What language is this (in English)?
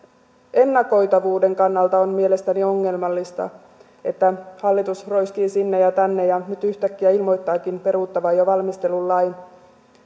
Finnish